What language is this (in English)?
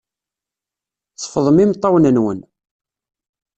Kabyle